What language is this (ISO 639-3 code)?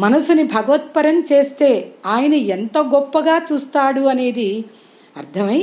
tel